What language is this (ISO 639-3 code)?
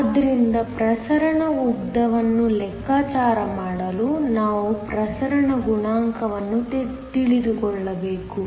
kan